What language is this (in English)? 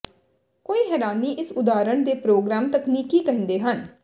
Punjabi